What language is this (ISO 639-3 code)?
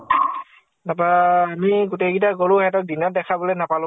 asm